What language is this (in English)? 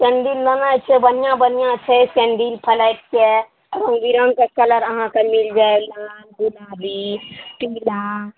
Maithili